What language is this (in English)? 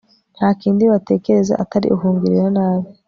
Kinyarwanda